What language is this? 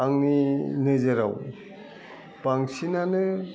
Bodo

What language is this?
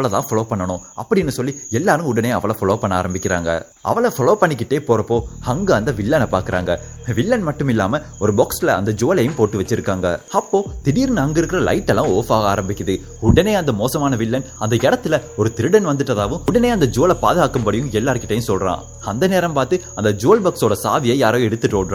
Tamil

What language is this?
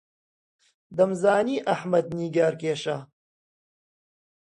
Central Kurdish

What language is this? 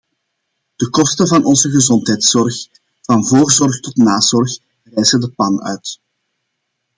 Dutch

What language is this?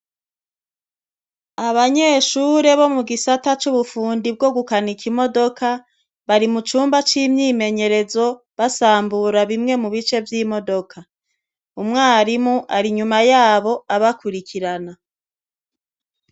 Rundi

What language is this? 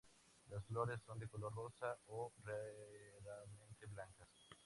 Spanish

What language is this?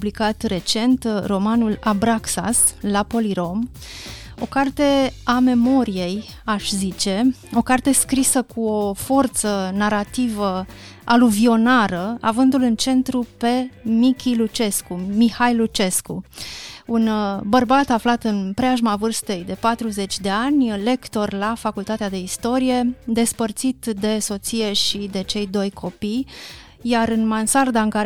Romanian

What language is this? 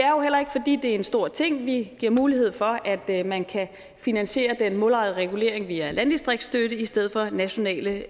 Danish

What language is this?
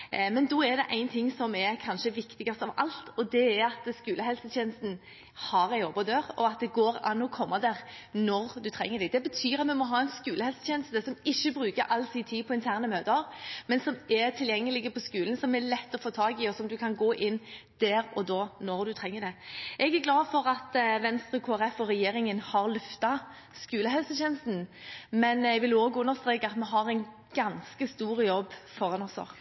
Norwegian Bokmål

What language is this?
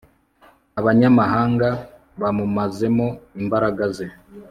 Kinyarwanda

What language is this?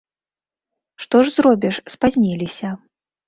Belarusian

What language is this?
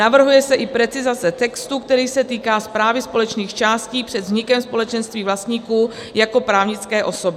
Czech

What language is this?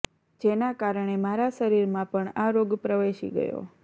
Gujarati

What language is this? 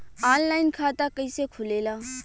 Bhojpuri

